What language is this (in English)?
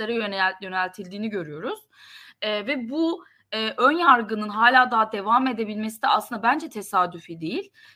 Turkish